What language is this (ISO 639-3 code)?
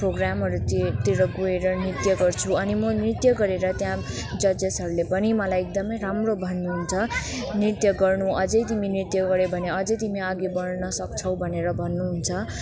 nep